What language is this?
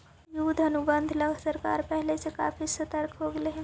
Magahi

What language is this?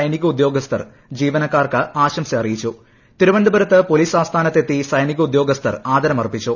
Malayalam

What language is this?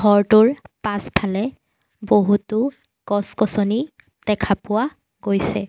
Assamese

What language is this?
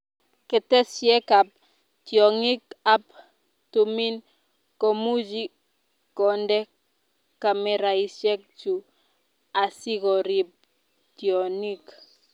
Kalenjin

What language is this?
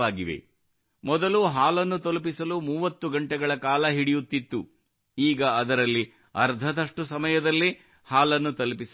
Kannada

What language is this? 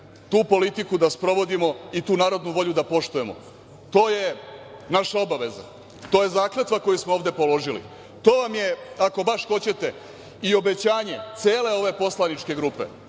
Serbian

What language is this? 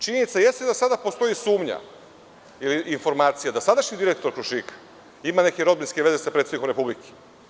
Serbian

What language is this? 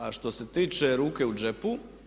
Croatian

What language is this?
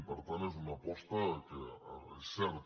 Catalan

